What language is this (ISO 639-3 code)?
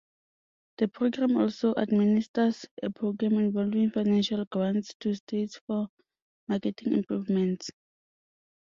eng